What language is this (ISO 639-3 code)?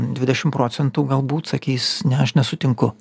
lit